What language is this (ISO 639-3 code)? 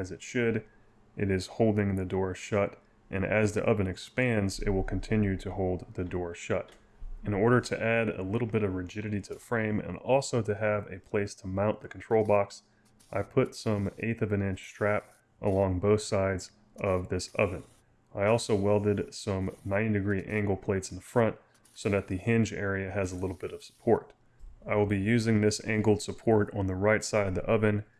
eng